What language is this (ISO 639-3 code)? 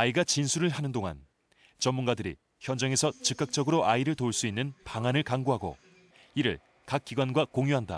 kor